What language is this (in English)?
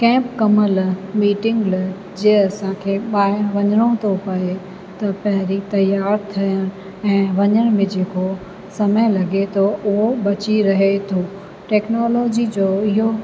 Sindhi